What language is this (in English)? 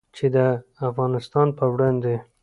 Pashto